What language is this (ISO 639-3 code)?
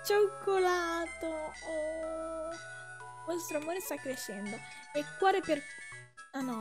ita